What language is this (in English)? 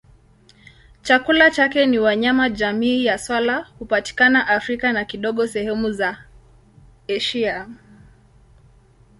Swahili